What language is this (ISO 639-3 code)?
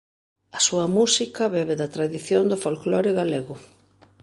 glg